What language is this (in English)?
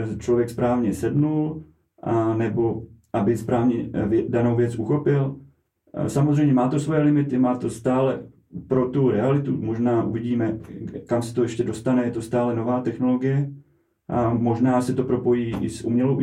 Czech